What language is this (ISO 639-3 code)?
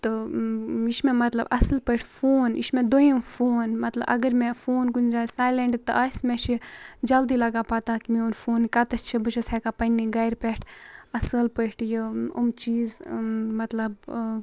kas